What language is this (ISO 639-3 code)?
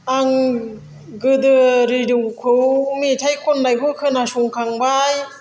brx